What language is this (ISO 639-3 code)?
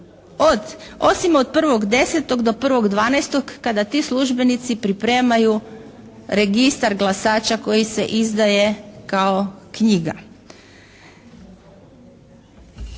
hrv